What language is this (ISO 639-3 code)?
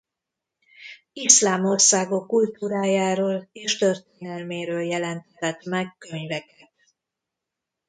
hun